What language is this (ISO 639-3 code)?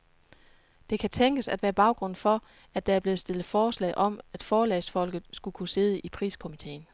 dan